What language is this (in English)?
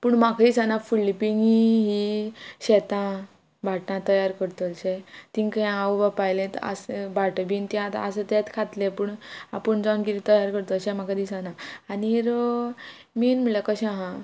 Konkani